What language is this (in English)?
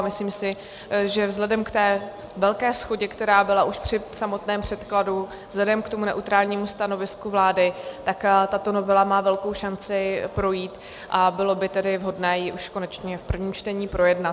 Czech